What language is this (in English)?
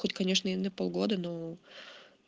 Russian